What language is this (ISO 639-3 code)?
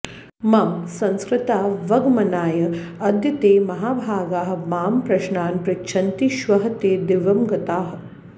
san